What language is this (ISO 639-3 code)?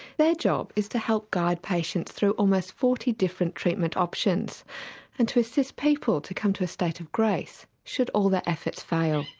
eng